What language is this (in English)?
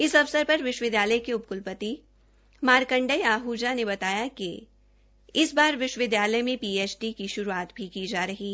Hindi